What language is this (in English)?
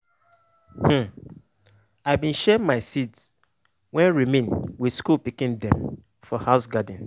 Nigerian Pidgin